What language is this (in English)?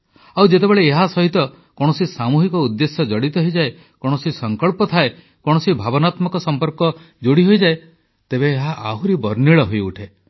Odia